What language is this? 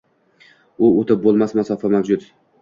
Uzbek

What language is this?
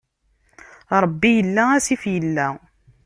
Kabyle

